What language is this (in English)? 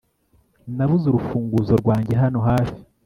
Kinyarwanda